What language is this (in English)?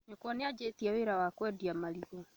Kikuyu